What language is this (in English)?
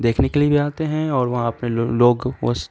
Urdu